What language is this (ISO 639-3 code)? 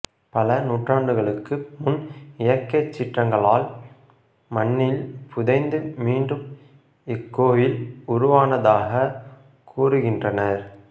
tam